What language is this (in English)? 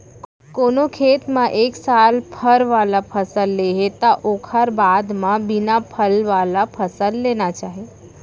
Chhattisgarhi